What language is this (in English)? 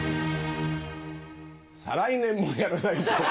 Japanese